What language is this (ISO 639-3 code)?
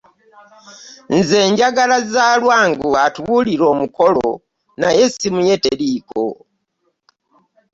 lug